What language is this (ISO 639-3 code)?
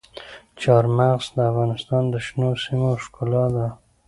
pus